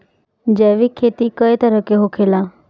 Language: Bhojpuri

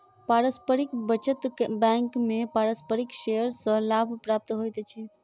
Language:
Maithili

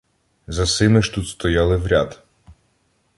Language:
Ukrainian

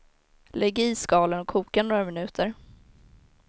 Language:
Swedish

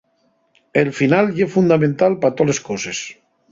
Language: Asturian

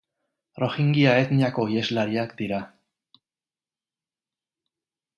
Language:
Basque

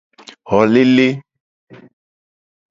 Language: Gen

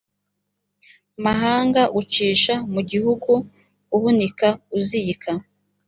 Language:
Kinyarwanda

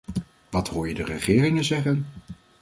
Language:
Dutch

